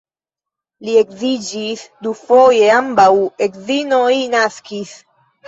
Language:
Esperanto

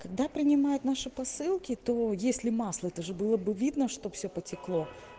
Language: Russian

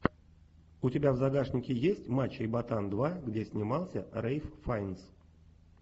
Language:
Russian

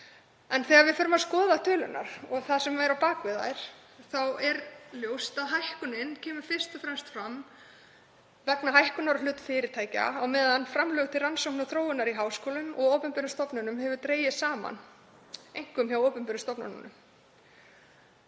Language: Icelandic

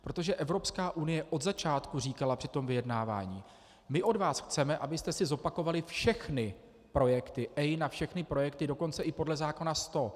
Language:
Czech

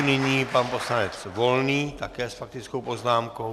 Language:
Czech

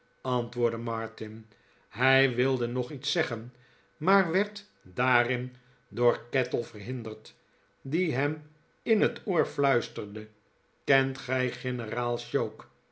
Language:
Dutch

